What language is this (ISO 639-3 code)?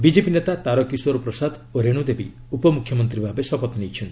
ori